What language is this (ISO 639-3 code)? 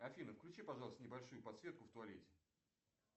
rus